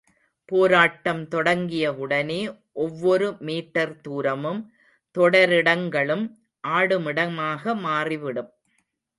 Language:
Tamil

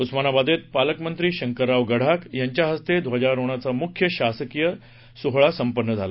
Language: Marathi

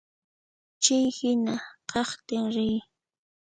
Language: Puno Quechua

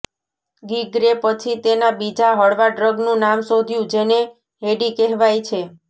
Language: Gujarati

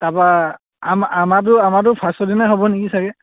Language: Assamese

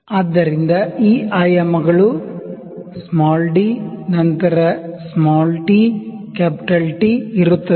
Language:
Kannada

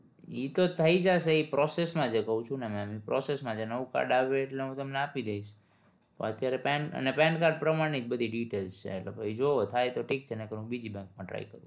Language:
Gujarati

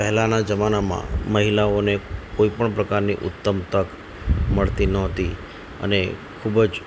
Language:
Gujarati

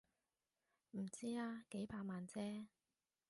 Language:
Cantonese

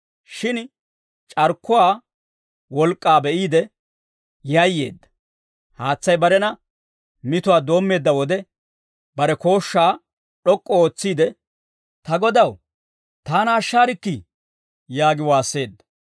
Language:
Dawro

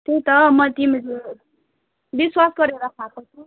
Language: Nepali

